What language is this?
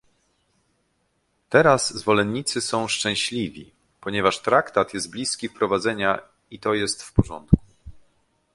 Polish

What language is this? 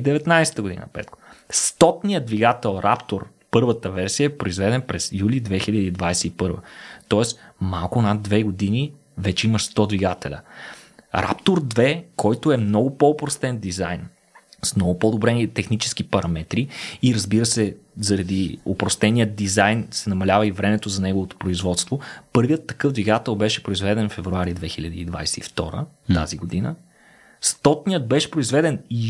Bulgarian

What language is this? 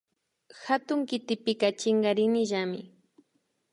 Imbabura Highland Quichua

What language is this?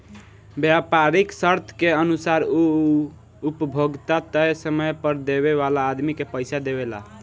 Bhojpuri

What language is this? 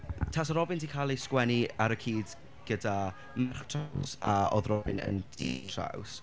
Welsh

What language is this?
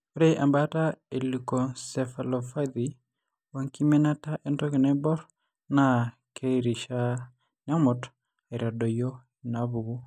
Masai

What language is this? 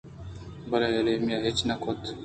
Eastern Balochi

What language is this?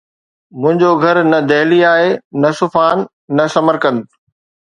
Sindhi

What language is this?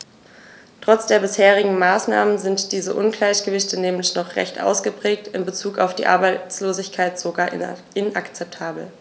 German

